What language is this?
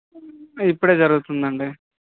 Telugu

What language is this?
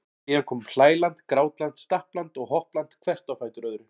Icelandic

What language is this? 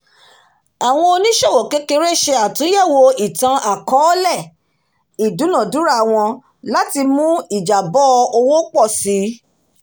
Yoruba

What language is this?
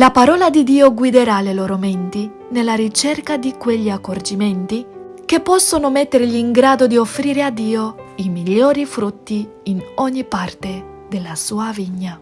Italian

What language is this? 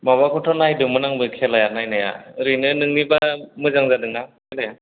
Bodo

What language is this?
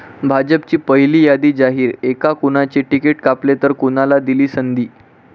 Marathi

